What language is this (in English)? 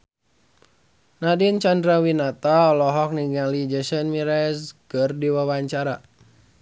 Sundanese